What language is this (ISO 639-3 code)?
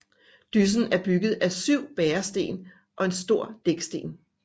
dan